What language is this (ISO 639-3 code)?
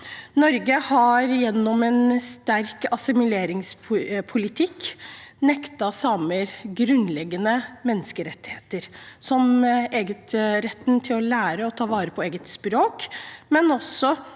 nor